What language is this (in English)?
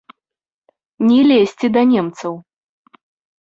Belarusian